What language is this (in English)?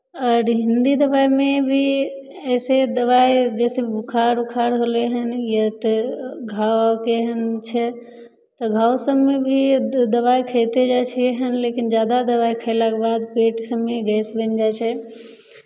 Maithili